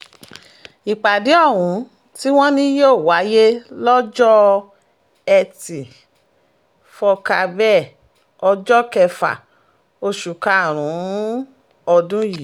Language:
Yoruba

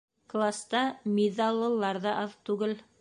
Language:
Bashkir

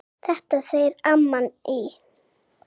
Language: Icelandic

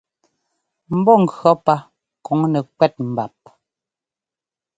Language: Ngomba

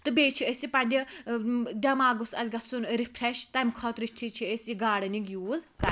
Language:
Kashmiri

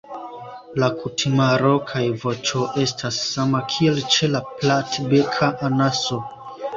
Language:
Esperanto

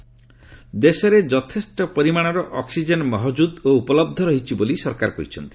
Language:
Odia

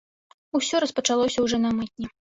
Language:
Belarusian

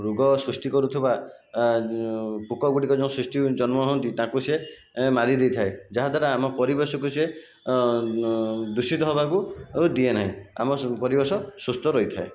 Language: Odia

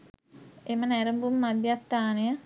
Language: Sinhala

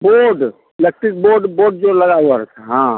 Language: Hindi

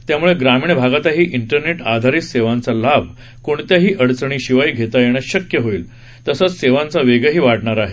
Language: Marathi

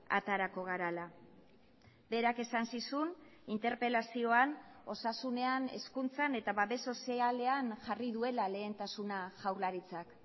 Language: Basque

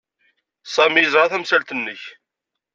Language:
Kabyle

